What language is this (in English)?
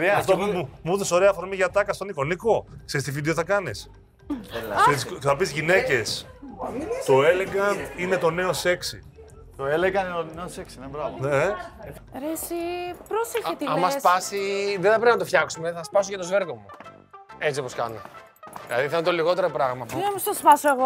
Greek